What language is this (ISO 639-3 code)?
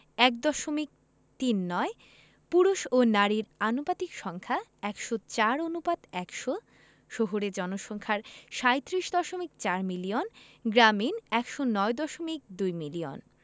ben